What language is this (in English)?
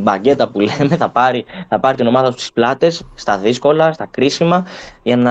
Greek